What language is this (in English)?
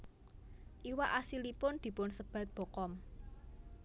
Javanese